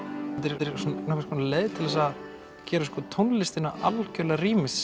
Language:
Icelandic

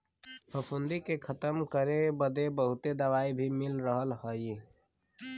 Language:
Bhojpuri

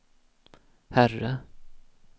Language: Swedish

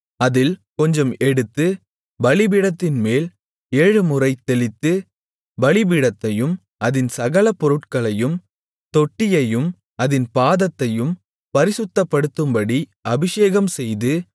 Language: Tamil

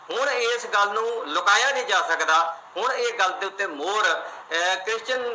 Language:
Punjabi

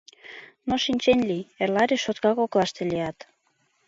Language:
Mari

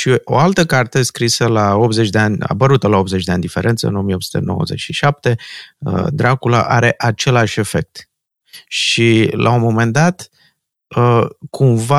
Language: Romanian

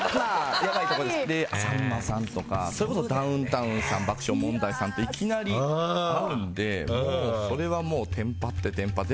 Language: Japanese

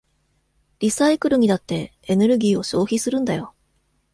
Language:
Japanese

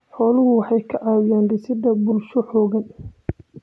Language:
Somali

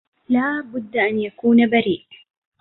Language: Arabic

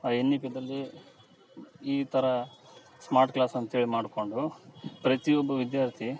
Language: Kannada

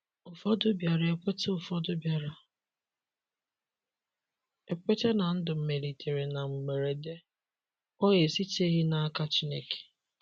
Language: Igbo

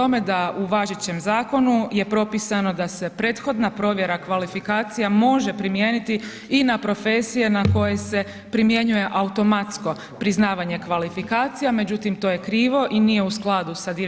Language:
Croatian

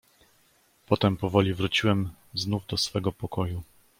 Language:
Polish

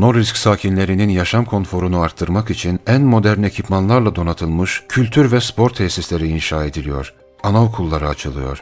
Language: Turkish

